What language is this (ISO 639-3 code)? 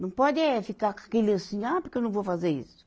por